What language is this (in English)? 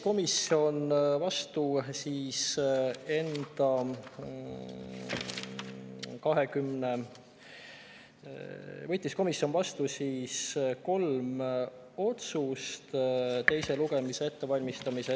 Estonian